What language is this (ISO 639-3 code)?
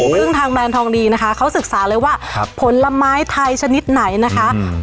tha